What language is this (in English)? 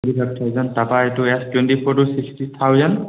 Assamese